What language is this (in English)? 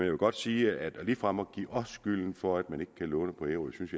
Danish